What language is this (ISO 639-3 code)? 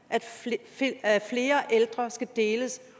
dan